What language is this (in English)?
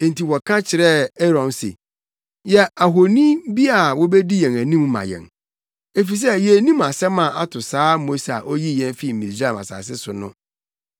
Akan